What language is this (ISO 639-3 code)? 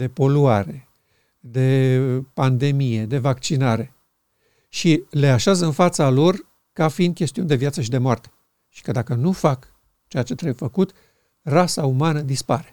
ron